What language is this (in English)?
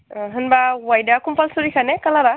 Bodo